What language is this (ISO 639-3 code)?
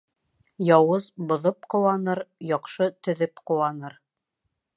bak